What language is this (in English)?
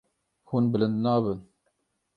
Kurdish